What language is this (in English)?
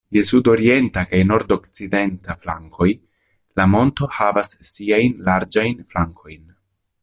Esperanto